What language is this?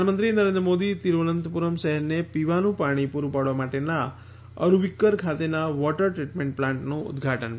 Gujarati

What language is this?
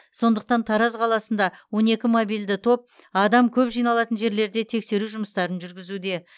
Kazakh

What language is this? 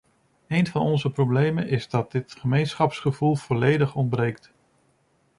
Dutch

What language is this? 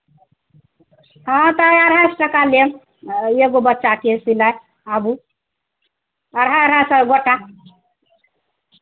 Maithili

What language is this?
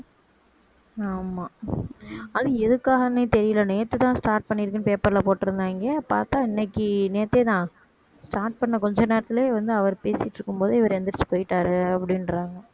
Tamil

